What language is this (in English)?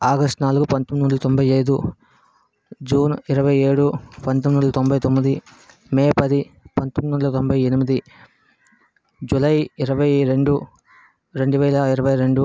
Telugu